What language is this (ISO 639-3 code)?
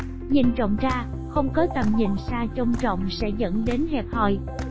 vie